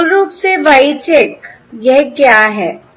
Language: Hindi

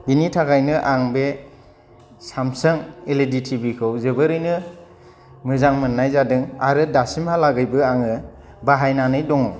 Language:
Bodo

